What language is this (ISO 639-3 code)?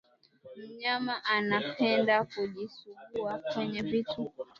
swa